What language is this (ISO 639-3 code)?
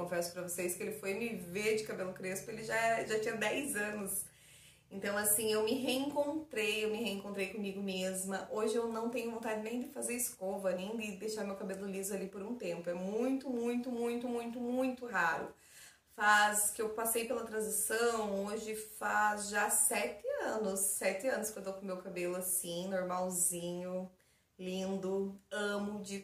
por